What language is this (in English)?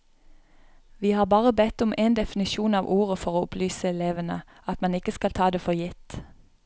Norwegian